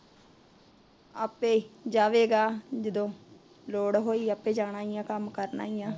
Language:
Punjabi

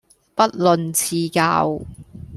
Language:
Cantonese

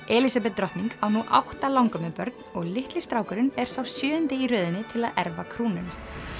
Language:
Icelandic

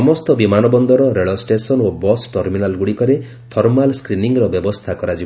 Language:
Odia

